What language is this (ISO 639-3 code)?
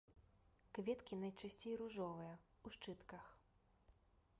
bel